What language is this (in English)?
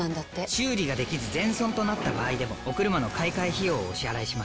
Japanese